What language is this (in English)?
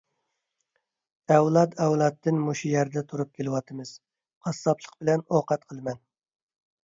Uyghur